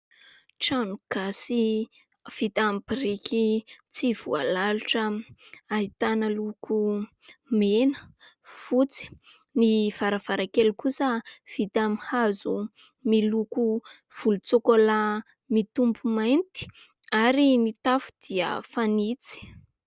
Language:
Malagasy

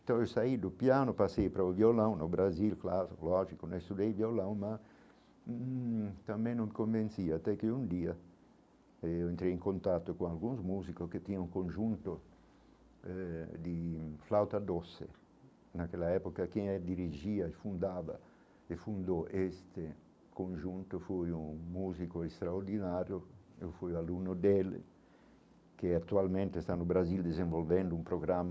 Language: Portuguese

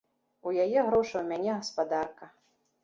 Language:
Belarusian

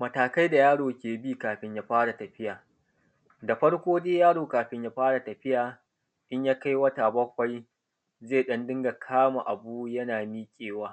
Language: Hausa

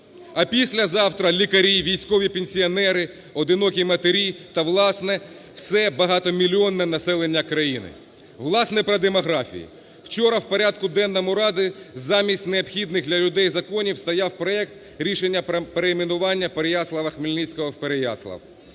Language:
Ukrainian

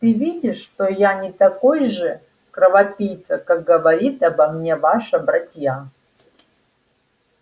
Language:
Russian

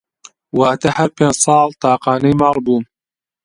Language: Central Kurdish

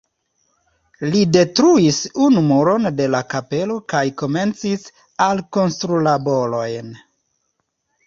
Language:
Esperanto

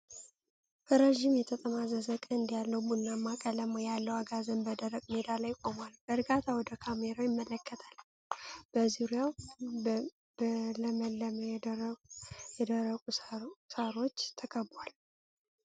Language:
Amharic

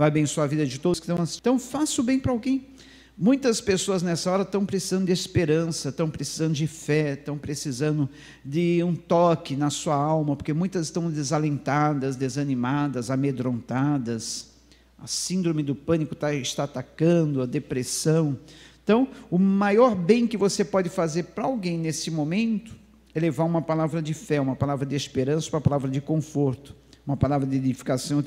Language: Portuguese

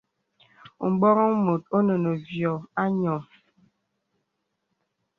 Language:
Bebele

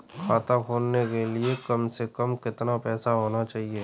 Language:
Hindi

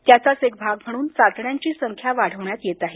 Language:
Marathi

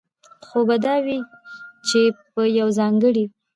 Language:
Pashto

